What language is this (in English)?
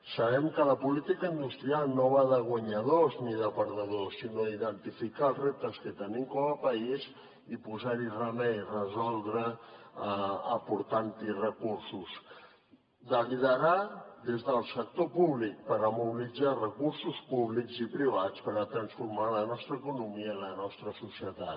Catalan